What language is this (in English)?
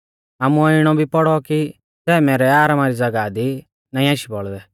Mahasu Pahari